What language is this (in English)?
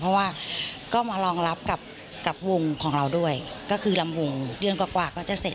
Thai